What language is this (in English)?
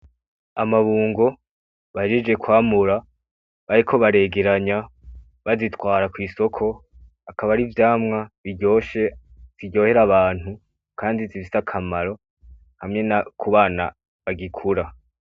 Rundi